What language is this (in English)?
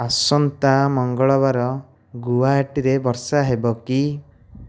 Odia